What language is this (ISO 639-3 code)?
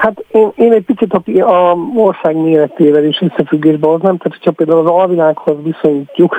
hun